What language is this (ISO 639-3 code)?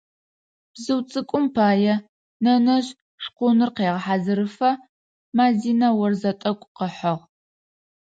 ady